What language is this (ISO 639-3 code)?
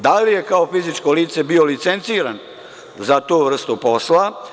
srp